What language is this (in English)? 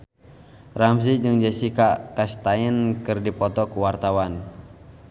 Sundanese